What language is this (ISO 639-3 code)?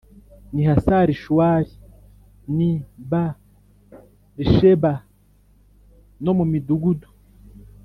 kin